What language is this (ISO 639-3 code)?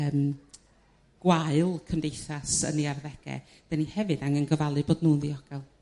cym